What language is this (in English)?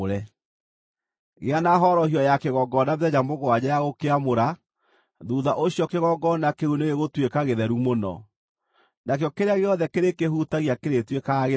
Kikuyu